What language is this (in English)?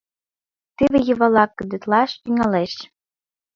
Mari